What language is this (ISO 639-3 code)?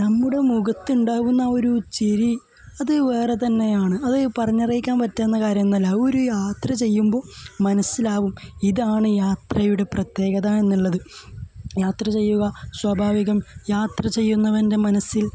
mal